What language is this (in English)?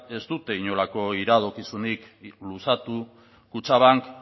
Basque